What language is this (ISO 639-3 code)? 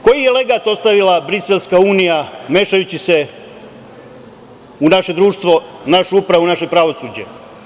srp